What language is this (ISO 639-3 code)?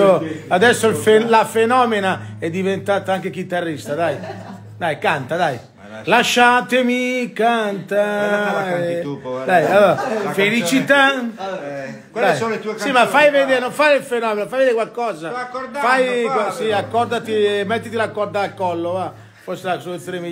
ita